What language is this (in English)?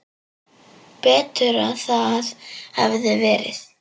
Icelandic